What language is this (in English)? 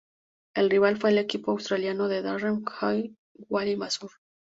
Spanish